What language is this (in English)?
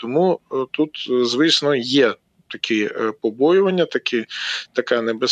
Ukrainian